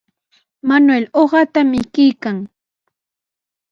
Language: Sihuas Ancash Quechua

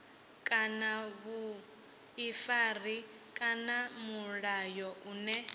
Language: Venda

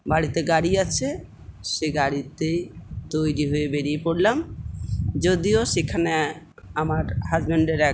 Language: Bangla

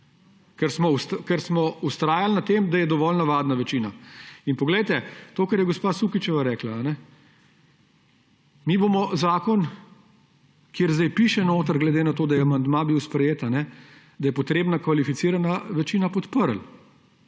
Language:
Slovenian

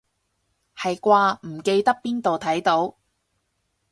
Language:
Cantonese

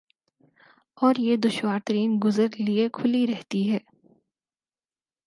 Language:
Urdu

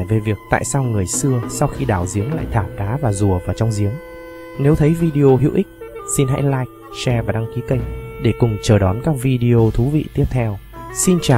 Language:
Vietnamese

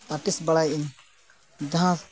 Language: Santali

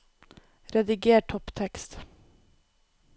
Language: Norwegian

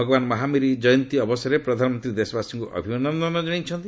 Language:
Odia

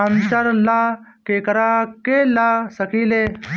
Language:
Bhojpuri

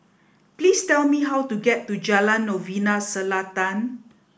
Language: English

